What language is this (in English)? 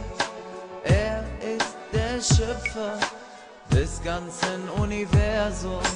Arabic